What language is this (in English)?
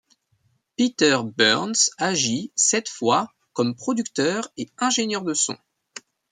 French